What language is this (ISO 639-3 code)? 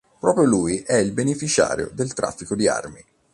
ita